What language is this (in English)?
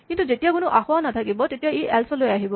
Assamese